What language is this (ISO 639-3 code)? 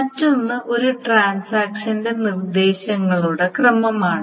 mal